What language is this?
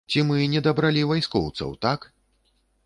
Belarusian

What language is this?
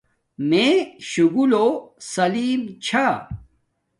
Domaaki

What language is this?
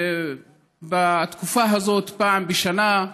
Hebrew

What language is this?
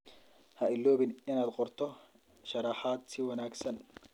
Somali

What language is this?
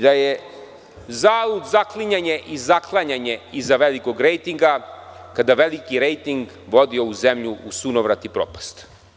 Serbian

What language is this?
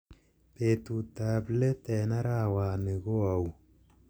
Kalenjin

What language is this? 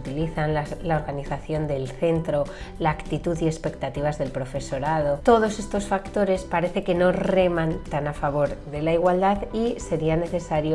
Spanish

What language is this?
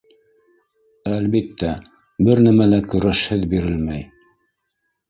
Bashkir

